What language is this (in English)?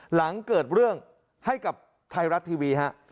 Thai